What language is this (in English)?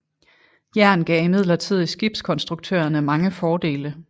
Danish